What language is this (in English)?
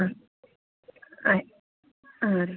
Kannada